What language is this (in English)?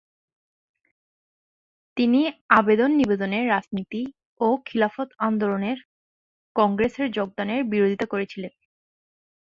Bangla